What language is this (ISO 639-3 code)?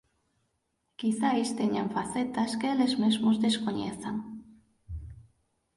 glg